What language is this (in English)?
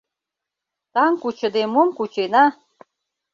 Mari